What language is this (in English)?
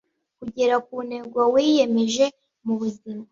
Kinyarwanda